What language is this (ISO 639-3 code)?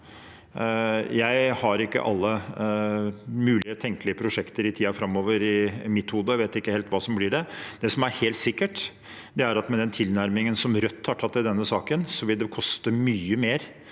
nor